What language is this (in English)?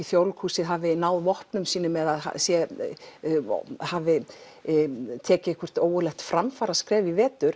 Icelandic